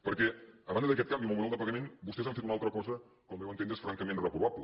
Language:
Catalan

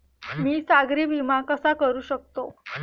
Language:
Marathi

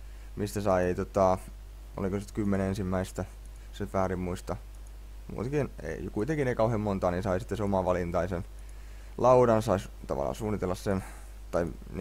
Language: Finnish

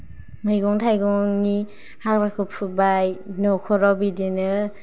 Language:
Bodo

